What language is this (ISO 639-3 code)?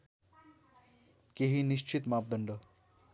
nep